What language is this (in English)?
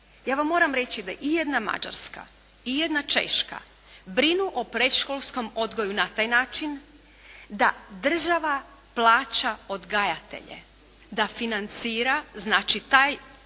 Croatian